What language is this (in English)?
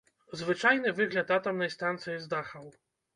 Belarusian